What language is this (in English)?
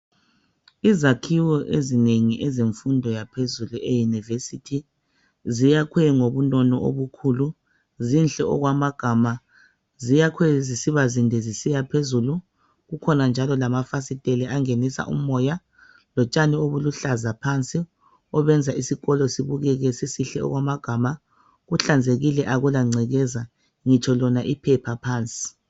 North Ndebele